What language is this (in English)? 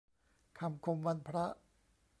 Thai